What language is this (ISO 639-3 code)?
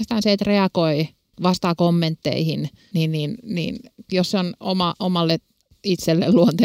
fin